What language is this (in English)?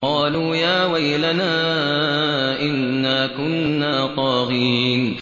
Arabic